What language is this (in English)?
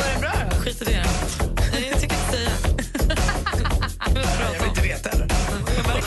Swedish